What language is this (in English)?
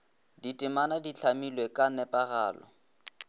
Northern Sotho